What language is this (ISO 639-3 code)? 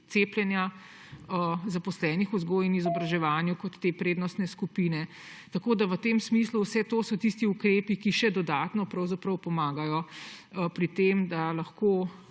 slv